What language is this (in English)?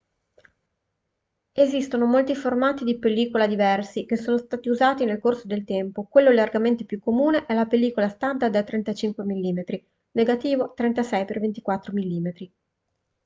Italian